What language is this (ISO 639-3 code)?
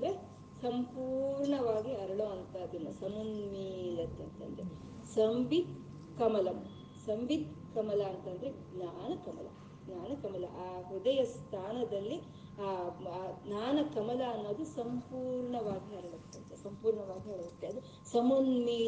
kan